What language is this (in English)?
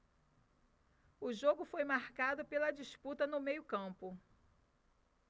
Portuguese